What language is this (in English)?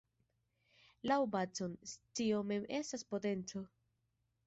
Esperanto